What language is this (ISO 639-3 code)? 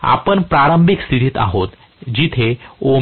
mar